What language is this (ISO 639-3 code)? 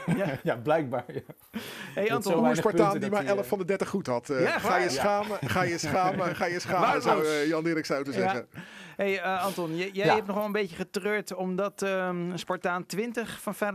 nld